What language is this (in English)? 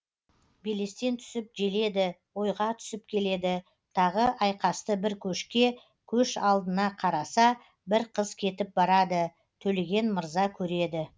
Kazakh